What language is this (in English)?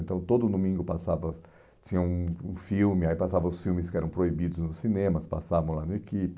Portuguese